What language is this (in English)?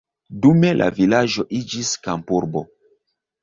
Esperanto